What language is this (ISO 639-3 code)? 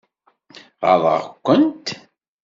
kab